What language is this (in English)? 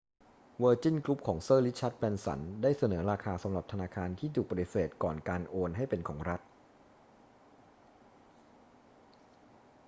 Thai